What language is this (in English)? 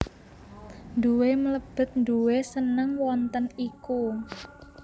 Javanese